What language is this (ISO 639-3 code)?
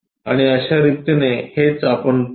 mar